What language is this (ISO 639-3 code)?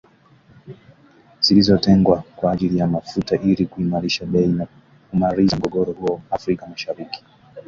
swa